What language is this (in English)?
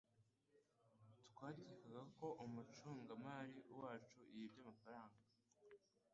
Kinyarwanda